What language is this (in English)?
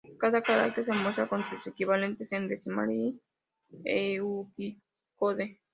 Spanish